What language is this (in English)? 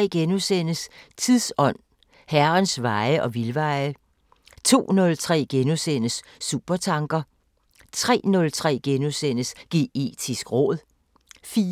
Danish